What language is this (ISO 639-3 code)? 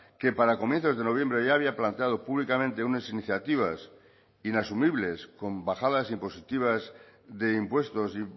spa